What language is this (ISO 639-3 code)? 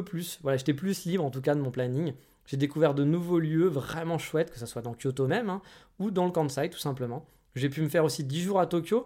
fra